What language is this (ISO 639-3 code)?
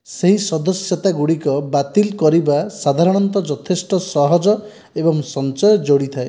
ori